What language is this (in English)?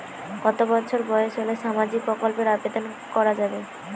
Bangla